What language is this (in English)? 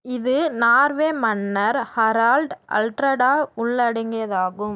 Tamil